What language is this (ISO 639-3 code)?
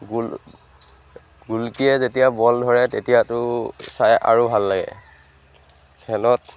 asm